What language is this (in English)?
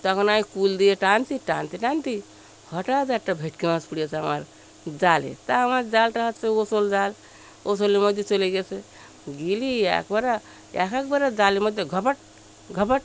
Bangla